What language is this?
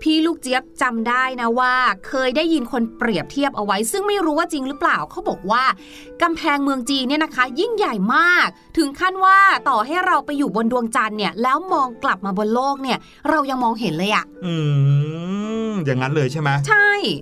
Thai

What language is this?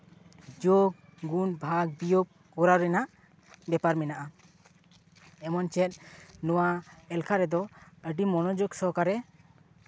Santali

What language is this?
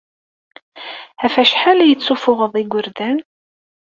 Kabyle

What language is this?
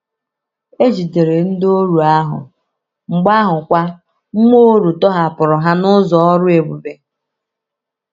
Igbo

